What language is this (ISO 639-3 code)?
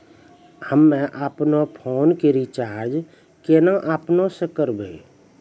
mai